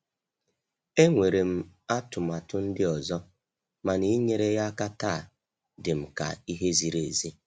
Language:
Igbo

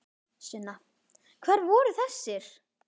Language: Icelandic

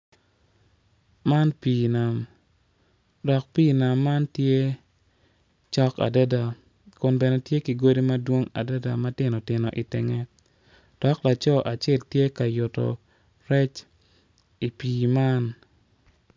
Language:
Acoli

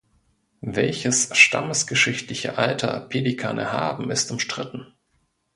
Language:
German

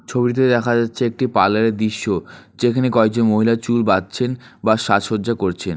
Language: Bangla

